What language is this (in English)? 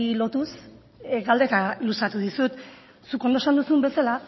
Basque